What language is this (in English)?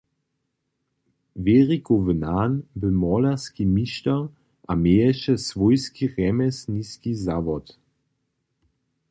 Upper Sorbian